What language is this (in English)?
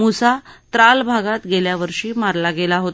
Marathi